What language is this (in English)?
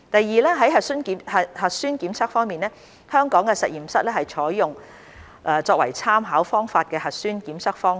Cantonese